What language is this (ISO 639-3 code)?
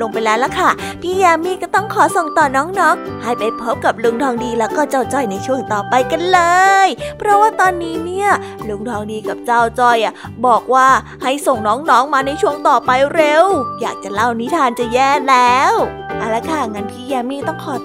tha